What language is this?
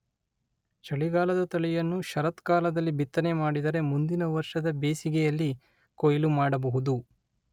Kannada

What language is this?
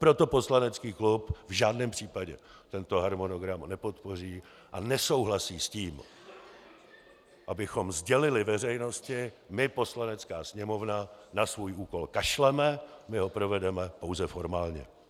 Czech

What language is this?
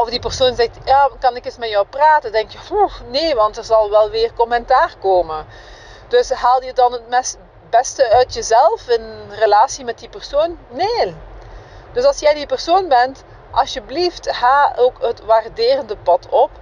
Dutch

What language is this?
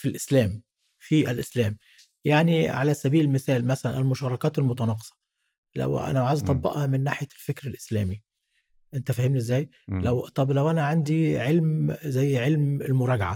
Arabic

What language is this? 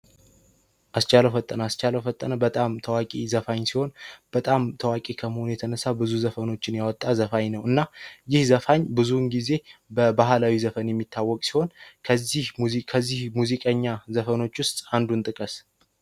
Amharic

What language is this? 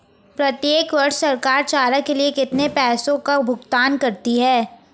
Hindi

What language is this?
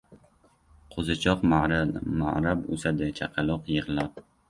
Uzbek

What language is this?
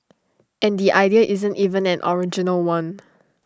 English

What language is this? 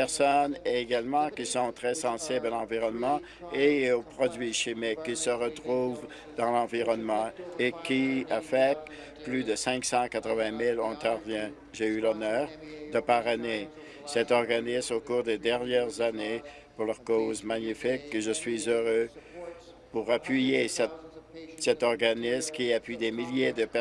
French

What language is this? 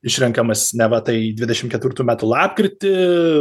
Lithuanian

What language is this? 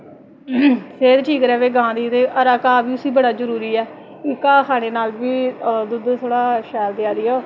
Dogri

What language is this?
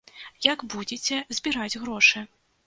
Belarusian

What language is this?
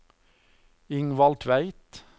Norwegian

